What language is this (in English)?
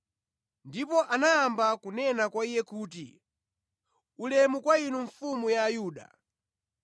Nyanja